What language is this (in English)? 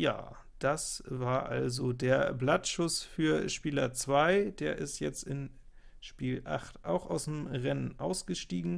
German